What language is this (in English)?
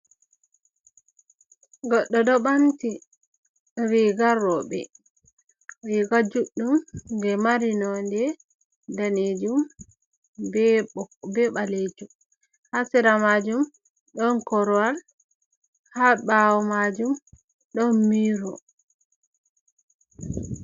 Fula